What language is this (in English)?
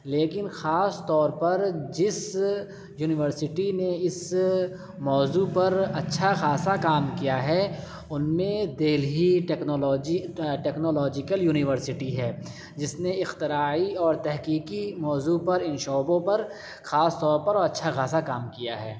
Urdu